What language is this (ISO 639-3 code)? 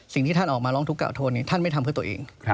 tha